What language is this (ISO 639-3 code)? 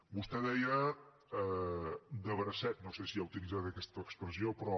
cat